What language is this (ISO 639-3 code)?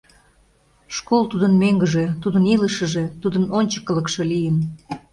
chm